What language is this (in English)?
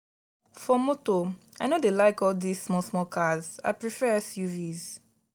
Nigerian Pidgin